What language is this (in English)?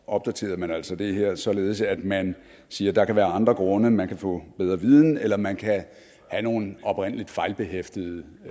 Danish